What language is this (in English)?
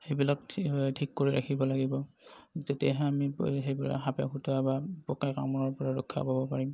Assamese